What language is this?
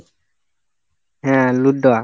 Bangla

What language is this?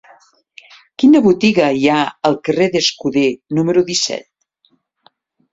Catalan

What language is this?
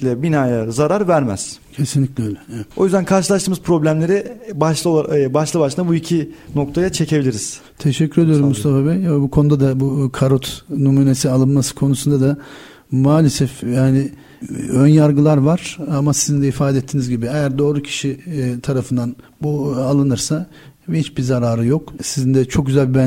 Turkish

